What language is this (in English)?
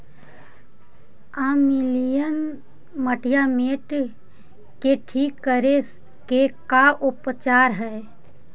Magahi